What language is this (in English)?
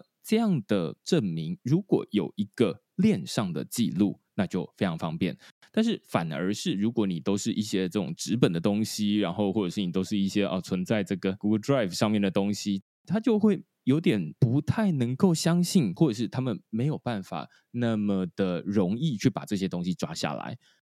Chinese